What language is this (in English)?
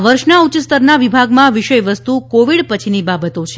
Gujarati